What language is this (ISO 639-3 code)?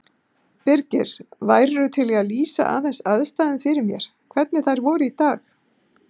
isl